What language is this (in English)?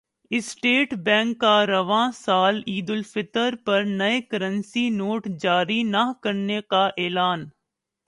Urdu